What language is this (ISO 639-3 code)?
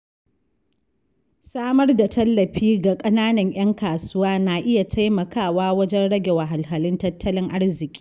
hau